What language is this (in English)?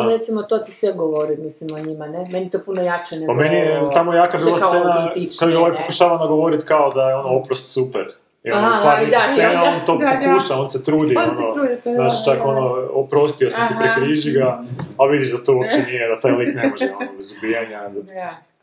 Croatian